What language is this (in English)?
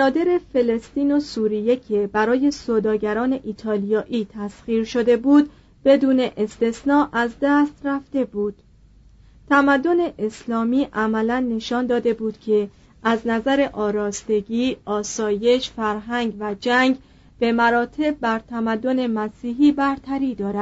Persian